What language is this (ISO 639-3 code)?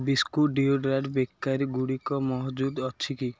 ori